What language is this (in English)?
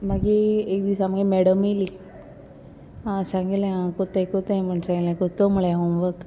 Konkani